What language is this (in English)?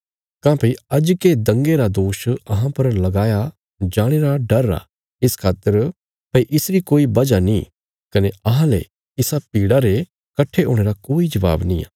Bilaspuri